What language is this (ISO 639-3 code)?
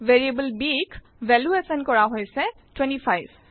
asm